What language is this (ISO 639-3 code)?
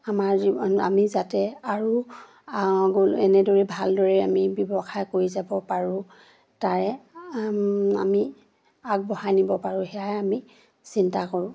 asm